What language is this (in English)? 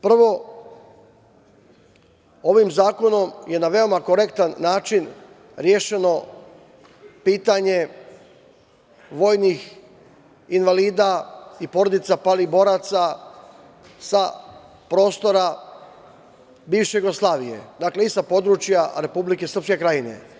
Serbian